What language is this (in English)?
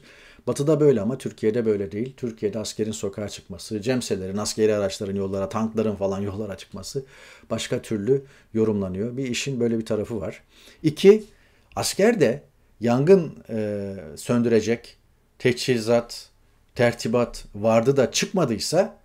Turkish